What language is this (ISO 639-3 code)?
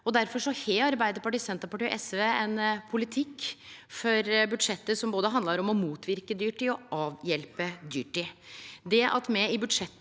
nor